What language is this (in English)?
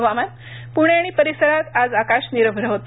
Marathi